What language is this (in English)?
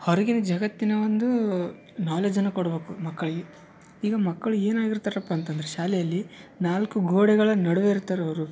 Kannada